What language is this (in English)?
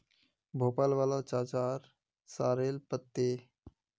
Magahi